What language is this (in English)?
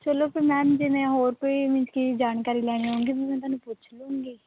Punjabi